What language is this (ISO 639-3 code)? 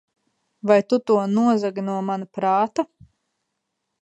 lav